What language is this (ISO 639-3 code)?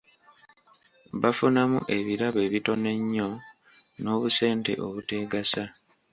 lug